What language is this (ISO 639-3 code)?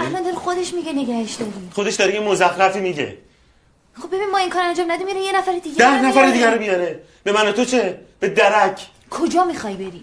fas